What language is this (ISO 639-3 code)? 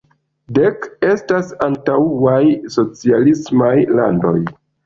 epo